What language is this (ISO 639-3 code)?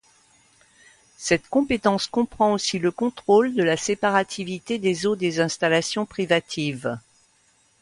fra